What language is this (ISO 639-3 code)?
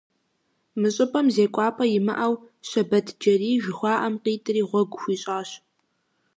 kbd